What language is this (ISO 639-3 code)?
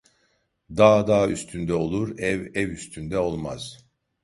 tur